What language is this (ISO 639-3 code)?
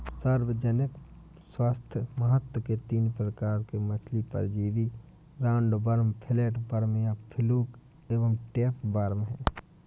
hin